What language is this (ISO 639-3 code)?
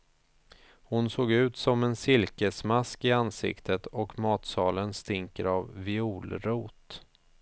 swe